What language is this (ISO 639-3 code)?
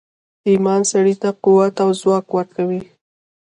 pus